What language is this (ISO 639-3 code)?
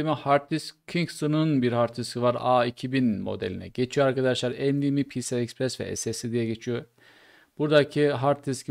tur